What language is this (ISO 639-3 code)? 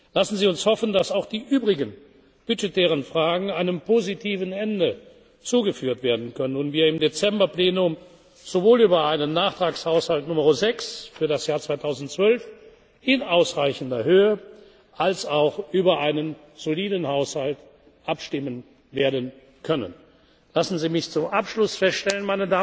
deu